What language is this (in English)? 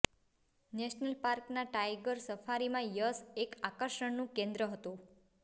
Gujarati